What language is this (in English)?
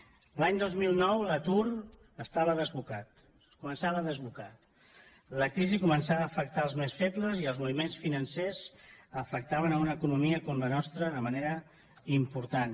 Catalan